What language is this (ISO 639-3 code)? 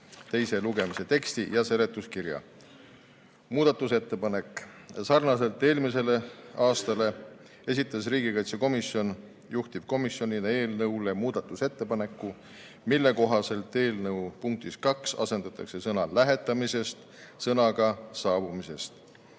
est